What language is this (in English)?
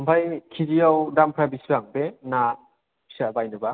Bodo